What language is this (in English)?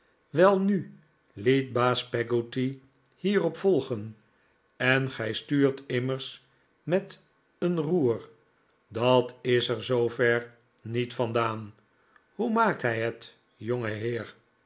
Dutch